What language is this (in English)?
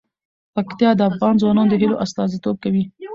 Pashto